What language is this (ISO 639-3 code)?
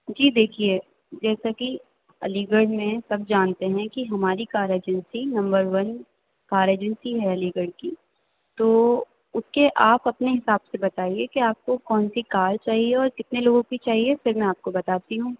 urd